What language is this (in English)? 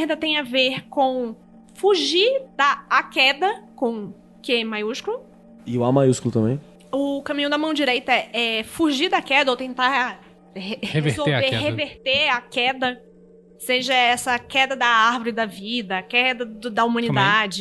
Portuguese